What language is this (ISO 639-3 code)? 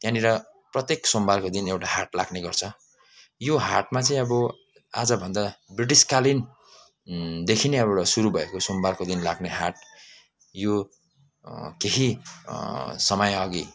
nep